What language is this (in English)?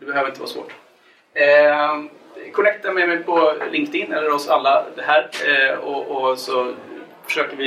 Swedish